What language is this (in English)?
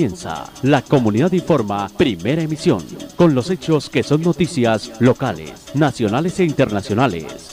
Spanish